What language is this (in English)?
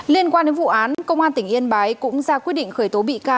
Vietnamese